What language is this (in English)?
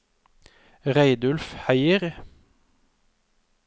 Norwegian